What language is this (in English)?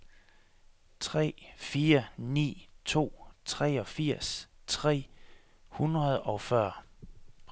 Danish